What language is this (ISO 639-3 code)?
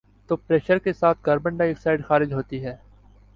urd